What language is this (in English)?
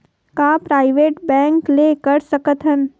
Chhattisgarhi